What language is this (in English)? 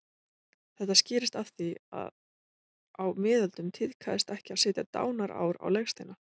Icelandic